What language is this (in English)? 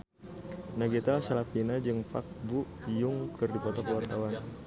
Sundanese